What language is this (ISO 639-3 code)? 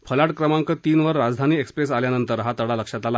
mar